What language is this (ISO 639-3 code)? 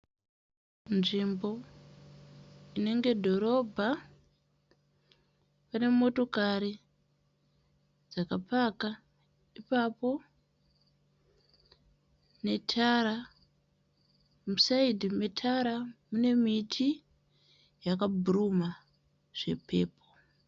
sna